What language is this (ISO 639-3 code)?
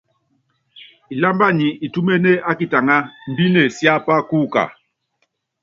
yav